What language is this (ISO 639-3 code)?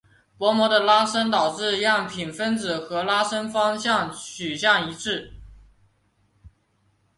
zho